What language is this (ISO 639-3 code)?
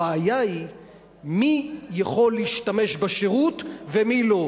heb